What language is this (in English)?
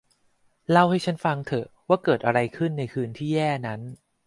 Thai